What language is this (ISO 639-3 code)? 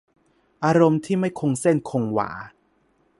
tha